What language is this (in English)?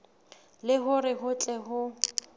Southern Sotho